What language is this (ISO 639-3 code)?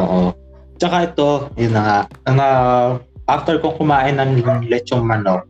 fil